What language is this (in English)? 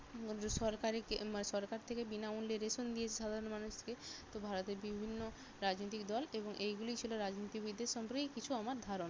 Bangla